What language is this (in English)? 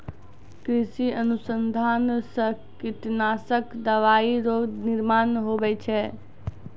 Maithili